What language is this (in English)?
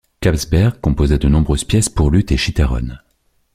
French